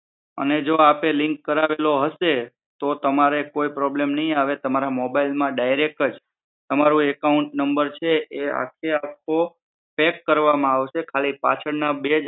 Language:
Gujarati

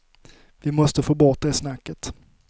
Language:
Swedish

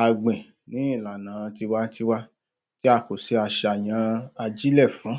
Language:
Yoruba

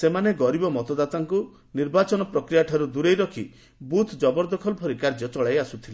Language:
Odia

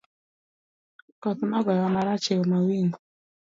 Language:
Luo (Kenya and Tanzania)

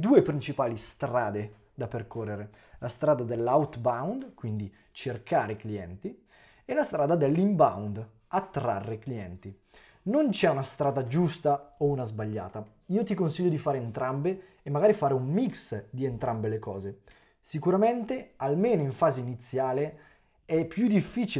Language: Italian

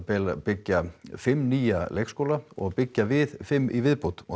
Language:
Icelandic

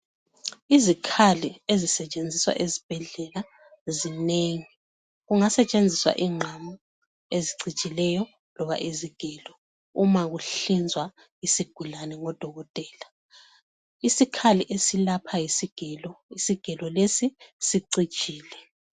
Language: North Ndebele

